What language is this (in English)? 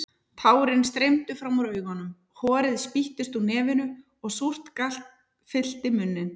Icelandic